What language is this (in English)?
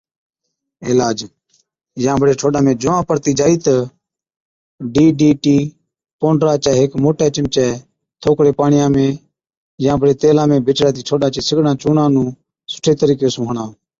Od